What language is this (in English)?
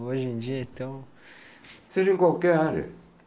Portuguese